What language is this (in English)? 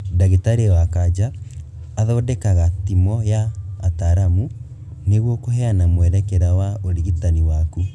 Kikuyu